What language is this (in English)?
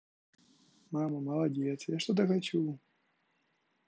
Russian